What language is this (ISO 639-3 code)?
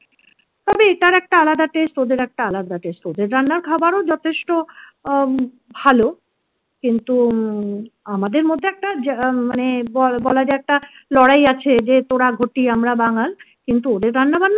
ben